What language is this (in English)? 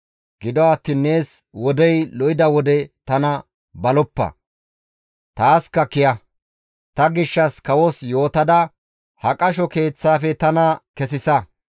Gamo